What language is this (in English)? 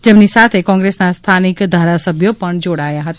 Gujarati